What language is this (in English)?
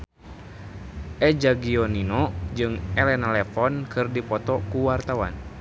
Sundanese